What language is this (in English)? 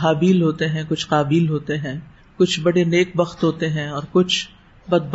Urdu